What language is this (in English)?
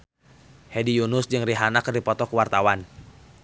Sundanese